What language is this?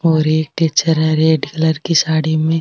Marwari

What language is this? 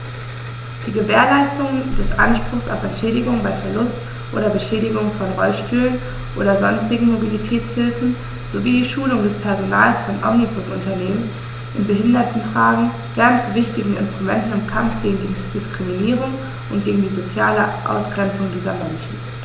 German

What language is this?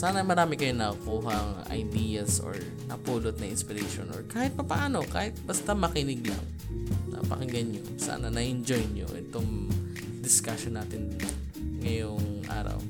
Filipino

